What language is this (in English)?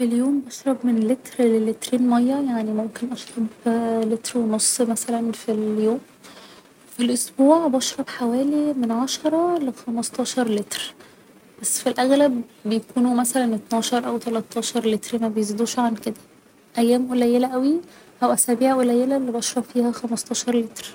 Egyptian Arabic